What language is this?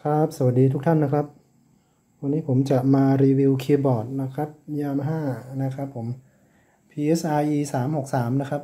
Thai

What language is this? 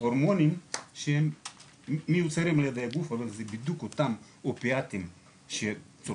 Hebrew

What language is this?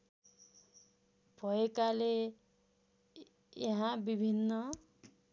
Nepali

